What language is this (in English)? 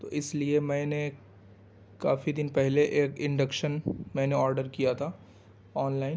Urdu